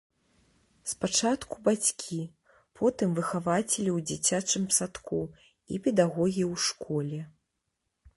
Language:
Belarusian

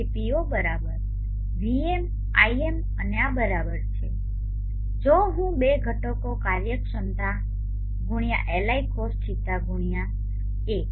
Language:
Gujarati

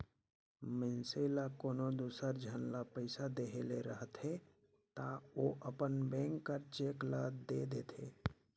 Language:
Chhattisgarhi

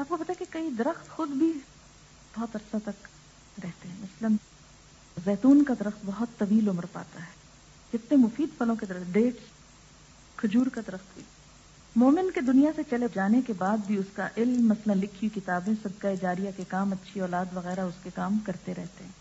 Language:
Urdu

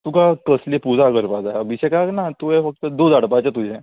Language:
Konkani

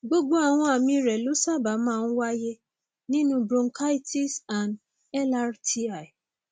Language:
Yoruba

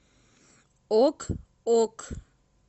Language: Russian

